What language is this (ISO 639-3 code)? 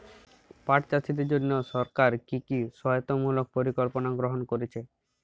ben